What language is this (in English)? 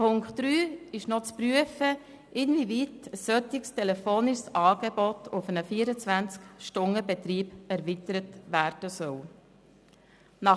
Swiss German